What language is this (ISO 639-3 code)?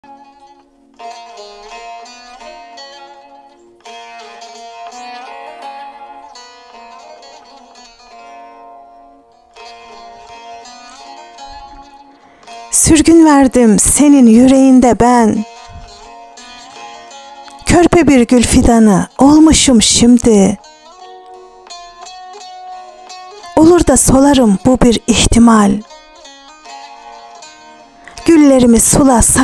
tur